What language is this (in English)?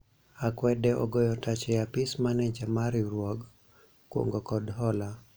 Luo (Kenya and Tanzania)